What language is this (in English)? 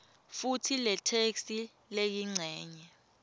Swati